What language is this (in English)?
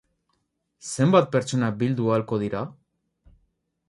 Basque